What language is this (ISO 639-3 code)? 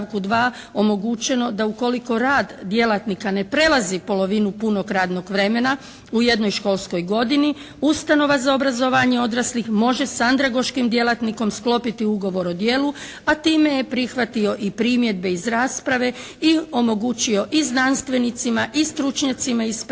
hrv